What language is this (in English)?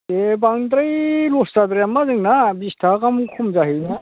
Bodo